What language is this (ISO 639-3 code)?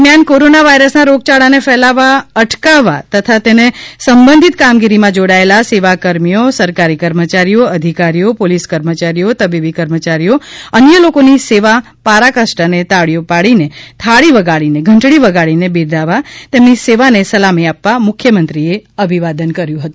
guj